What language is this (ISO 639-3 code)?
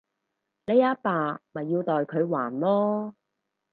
yue